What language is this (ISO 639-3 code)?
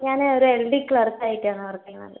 mal